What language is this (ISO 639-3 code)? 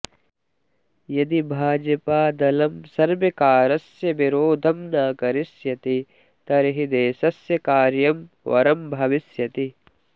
san